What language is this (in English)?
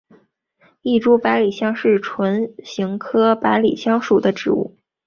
Chinese